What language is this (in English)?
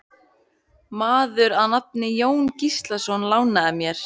Icelandic